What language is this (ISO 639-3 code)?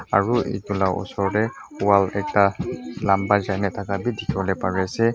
nag